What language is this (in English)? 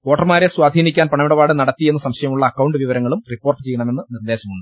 Malayalam